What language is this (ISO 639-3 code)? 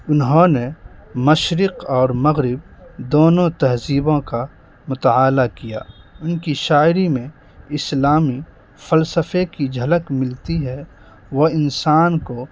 urd